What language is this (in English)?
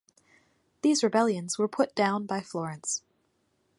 English